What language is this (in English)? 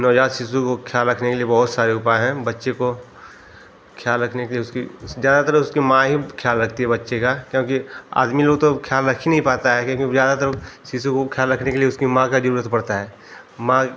Hindi